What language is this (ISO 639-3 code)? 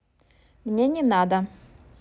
rus